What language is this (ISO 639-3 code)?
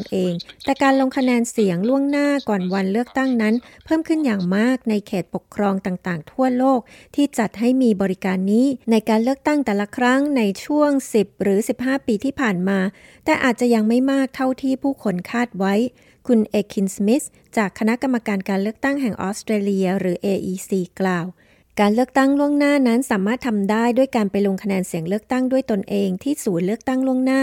tha